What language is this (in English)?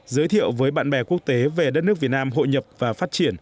Vietnamese